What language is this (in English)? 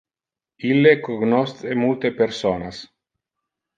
Interlingua